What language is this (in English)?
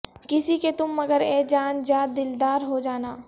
Urdu